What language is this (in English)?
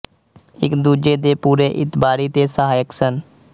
Punjabi